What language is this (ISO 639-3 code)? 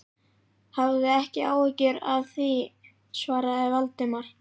isl